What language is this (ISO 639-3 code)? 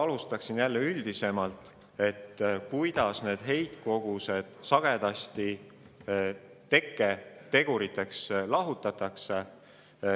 est